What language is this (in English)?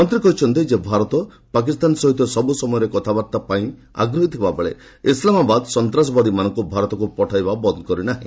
Odia